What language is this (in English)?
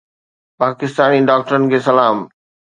Sindhi